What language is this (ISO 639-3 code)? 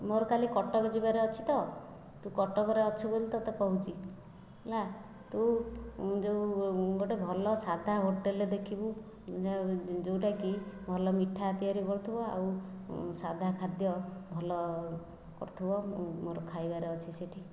ori